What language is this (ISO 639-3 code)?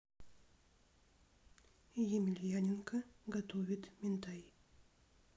rus